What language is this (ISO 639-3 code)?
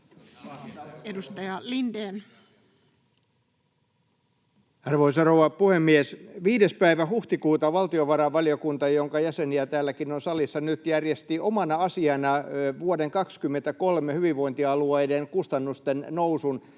fin